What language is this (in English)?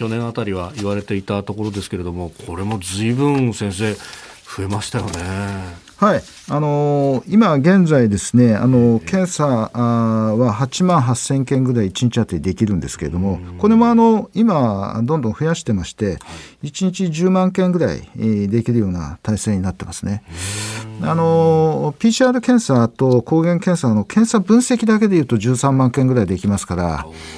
Japanese